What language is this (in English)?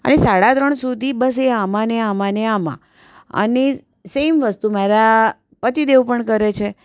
Gujarati